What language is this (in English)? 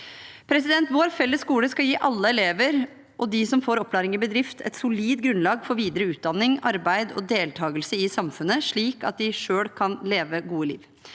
Norwegian